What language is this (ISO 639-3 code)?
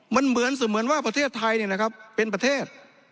tha